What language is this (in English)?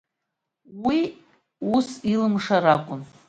Abkhazian